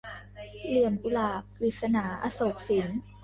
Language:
Thai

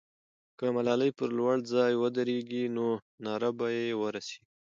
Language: Pashto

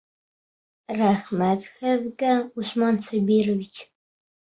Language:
Bashkir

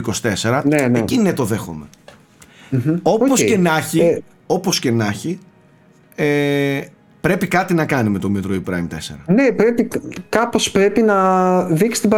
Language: Greek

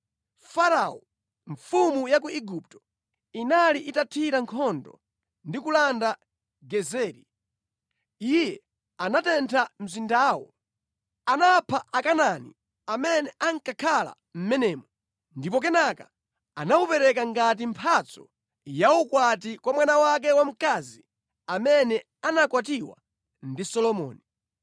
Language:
Nyanja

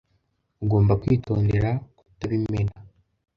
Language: Kinyarwanda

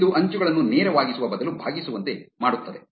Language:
Kannada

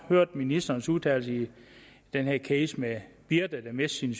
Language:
Danish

